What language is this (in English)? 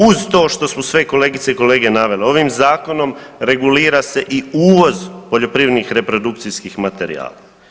Croatian